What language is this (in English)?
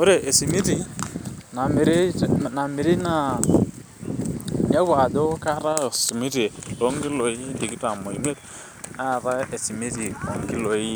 Masai